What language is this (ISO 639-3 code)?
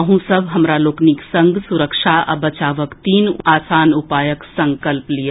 mai